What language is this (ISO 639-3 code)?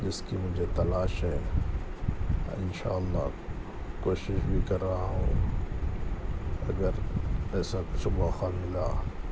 urd